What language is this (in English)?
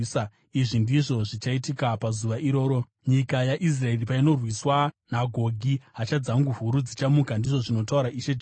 Shona